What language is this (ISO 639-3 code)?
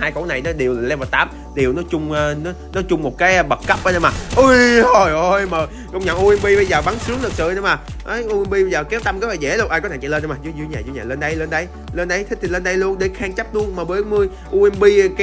vie